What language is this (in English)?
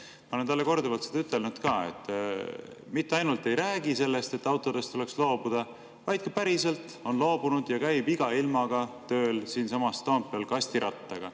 Estonian